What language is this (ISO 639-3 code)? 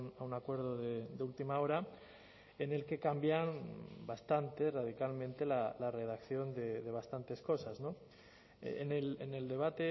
spa